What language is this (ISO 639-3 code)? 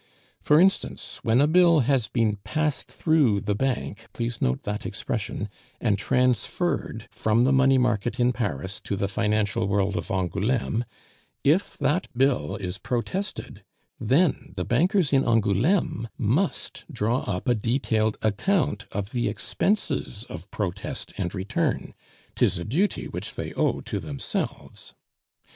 eng